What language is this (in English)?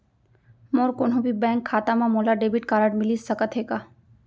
Chhattisgarhi